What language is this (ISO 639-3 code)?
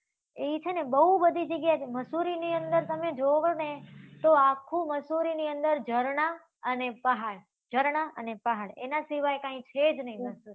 guj